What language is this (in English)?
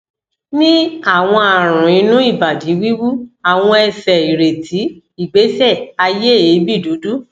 Yoruba